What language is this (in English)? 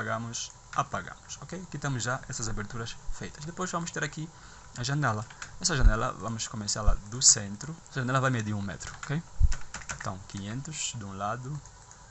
Portuguese